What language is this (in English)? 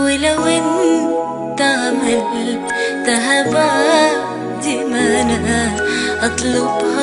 Arabic